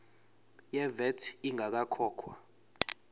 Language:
Zulu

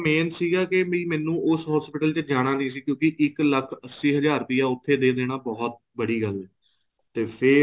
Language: Punjabi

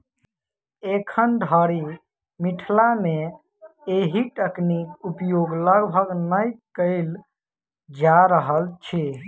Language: Maithili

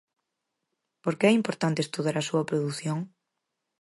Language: Galician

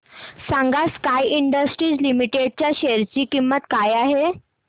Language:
Marathi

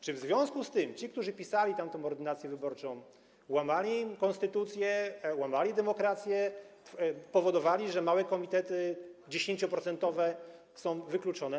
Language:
Polish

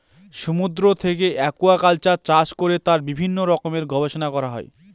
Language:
Bangla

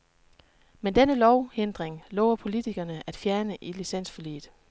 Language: Danish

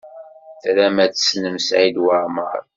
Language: Kabyle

